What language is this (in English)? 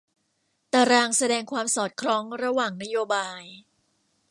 Thai